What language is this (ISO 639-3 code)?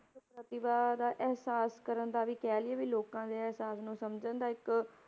pan